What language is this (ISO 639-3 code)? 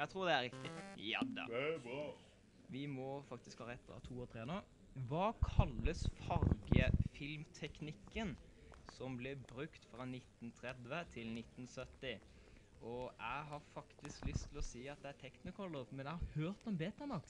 nor